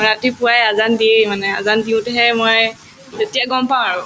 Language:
Assamese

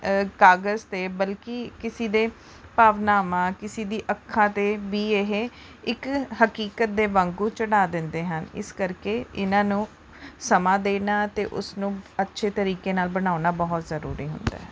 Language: Punjabi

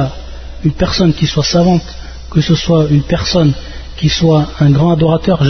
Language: French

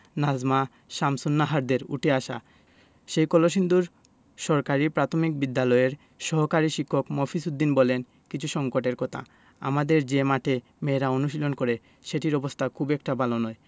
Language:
Bangla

